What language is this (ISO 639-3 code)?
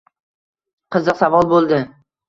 uzb